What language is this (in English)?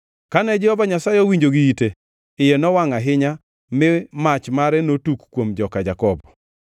Luo (Kenya and Tanzania)